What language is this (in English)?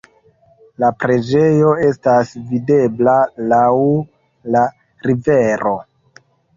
Esperanto